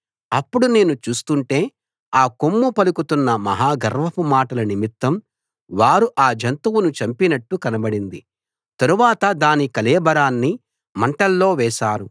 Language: Telugu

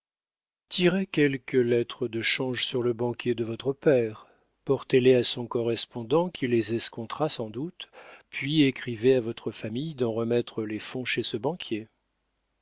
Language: French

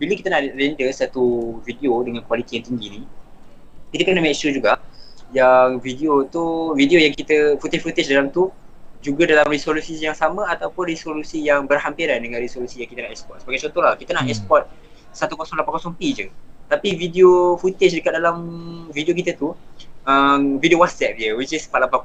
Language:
Malay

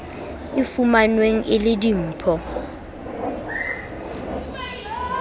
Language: Southern Sotho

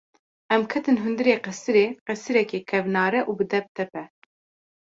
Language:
Kurdish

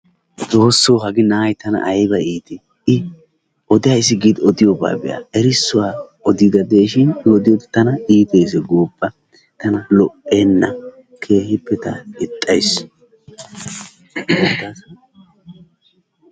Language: Wolaytta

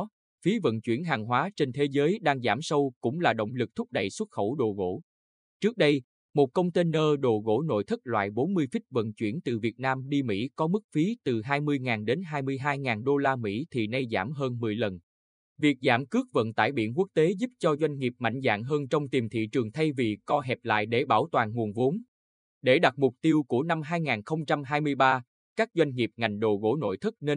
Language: Vietnamese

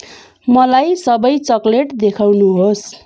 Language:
Nepali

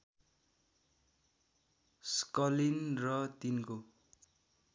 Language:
Nepali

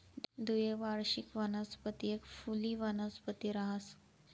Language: Marathi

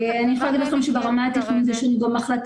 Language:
Hebrew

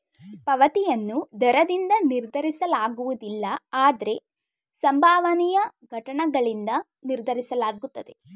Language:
Kannada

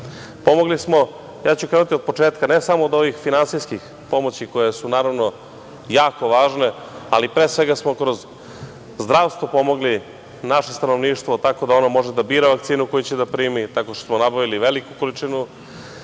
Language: Serbian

